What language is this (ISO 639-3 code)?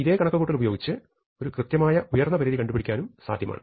mal